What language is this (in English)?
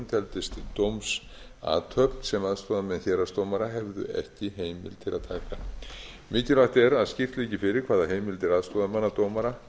Icelandic